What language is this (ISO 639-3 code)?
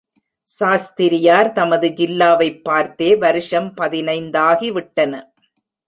tam